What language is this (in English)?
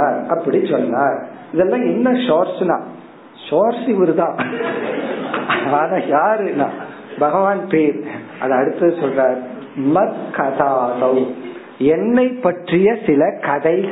Tamil